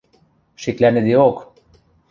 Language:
Western Mari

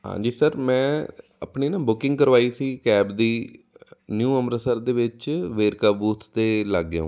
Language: Punjabi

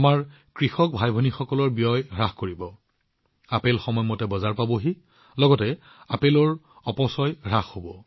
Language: Assamese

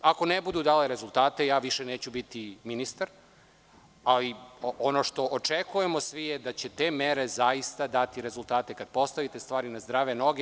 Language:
Serbian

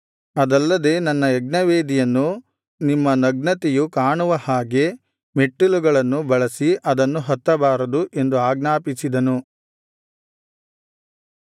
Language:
Kannada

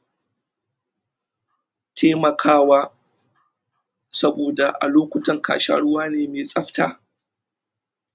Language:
Hausa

